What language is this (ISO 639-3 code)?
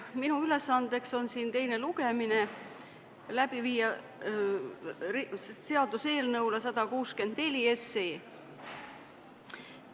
est